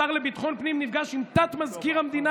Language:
Hebrew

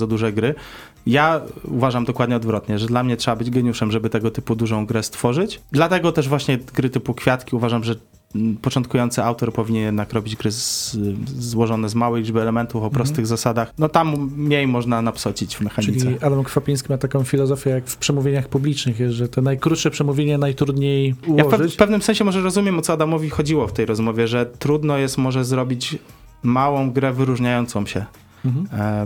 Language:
Polish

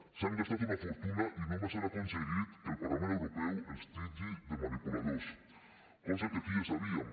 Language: Catalan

